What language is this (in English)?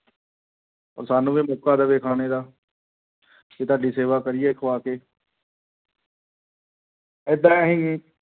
Punjabi